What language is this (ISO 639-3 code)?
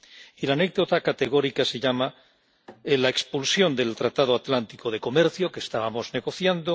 spa